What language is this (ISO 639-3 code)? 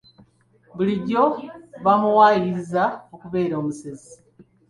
lug